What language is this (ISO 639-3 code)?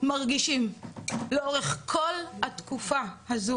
heb